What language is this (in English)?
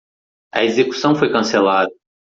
Portuguese